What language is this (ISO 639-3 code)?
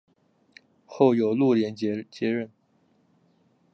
zho